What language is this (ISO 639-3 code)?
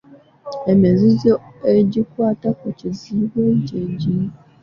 lug